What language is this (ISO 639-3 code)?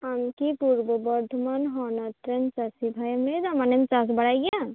sat